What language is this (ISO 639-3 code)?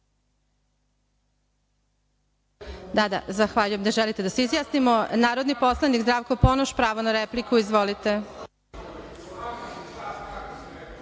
srp